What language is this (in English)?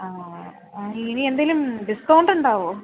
Malayalam